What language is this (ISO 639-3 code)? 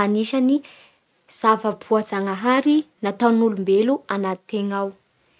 bhr